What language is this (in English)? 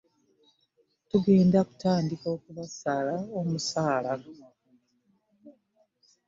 Ganda